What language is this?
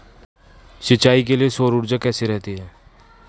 Hindi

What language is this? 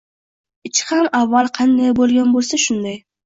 Uzbek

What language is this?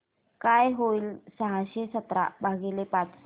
Marathi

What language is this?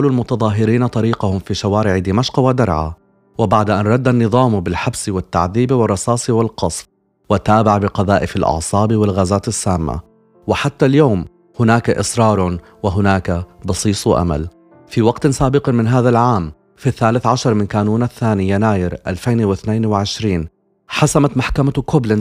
Arabic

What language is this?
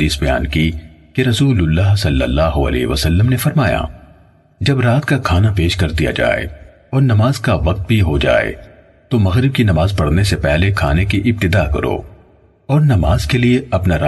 Urdu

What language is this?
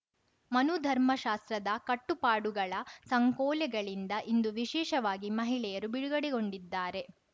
Kannada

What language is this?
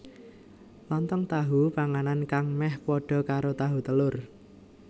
Javanese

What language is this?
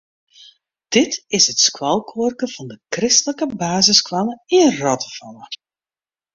Western Frisian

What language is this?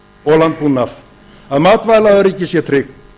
Icelandic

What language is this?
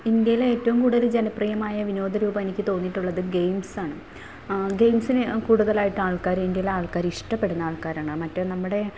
Malayalam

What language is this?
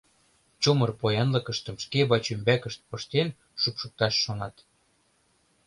Mari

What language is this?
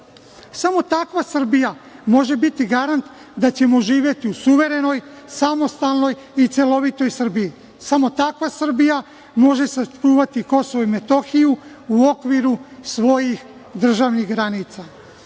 Serbian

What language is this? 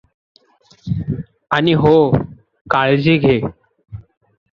Marathi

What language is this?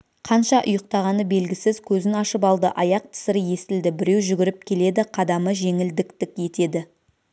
Kazakh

